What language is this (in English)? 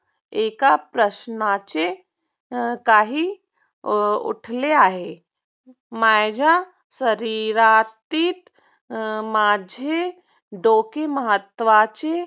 Marathi